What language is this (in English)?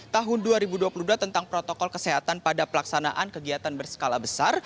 Indonesian